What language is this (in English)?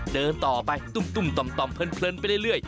Thai